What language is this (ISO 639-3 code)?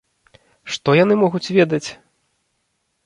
bel